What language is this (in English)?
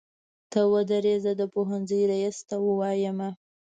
Pashto